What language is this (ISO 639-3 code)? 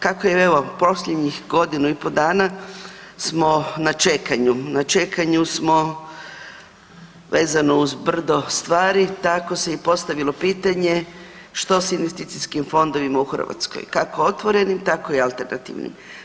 hrv